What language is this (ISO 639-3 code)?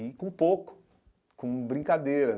por